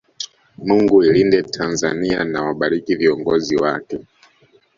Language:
Swahili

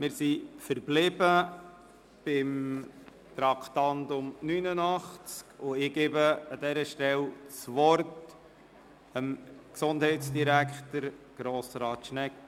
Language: Swiss German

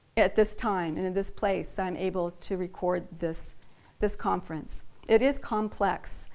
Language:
English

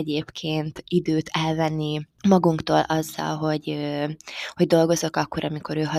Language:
Hungarian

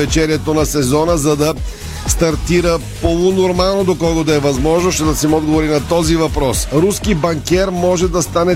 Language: Bulgarian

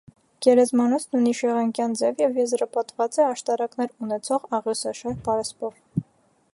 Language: Armenian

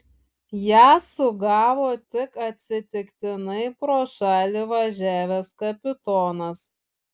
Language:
Lithuanian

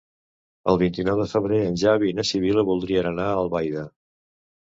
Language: Catalan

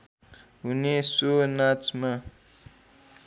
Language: Nepali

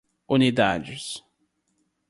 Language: Portuguese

